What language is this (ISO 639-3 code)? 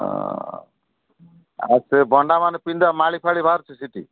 ori